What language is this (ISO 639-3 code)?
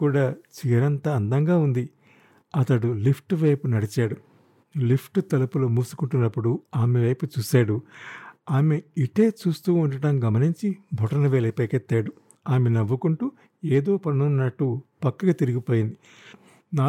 tel